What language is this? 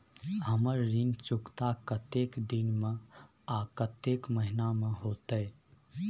Maithili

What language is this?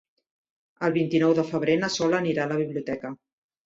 Catalan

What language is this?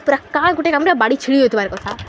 Odia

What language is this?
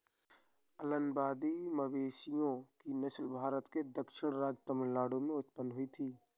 Hindi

